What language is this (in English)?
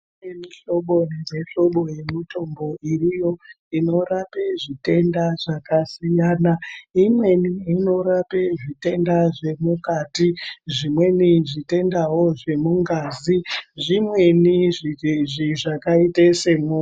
Ndau